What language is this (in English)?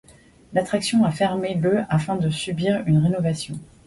French